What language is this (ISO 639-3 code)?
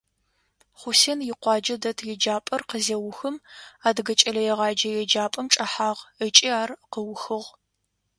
ady